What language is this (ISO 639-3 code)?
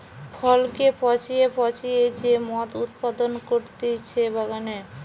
ben